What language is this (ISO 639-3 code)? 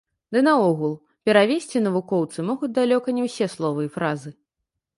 bel